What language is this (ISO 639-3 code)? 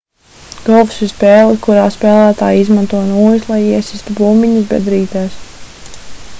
lav